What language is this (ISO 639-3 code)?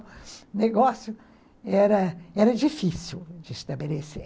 por